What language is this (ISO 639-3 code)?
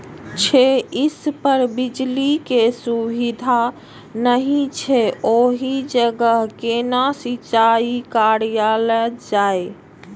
mai